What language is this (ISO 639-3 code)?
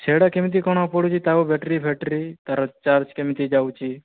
ori